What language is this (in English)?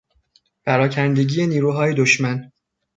Persian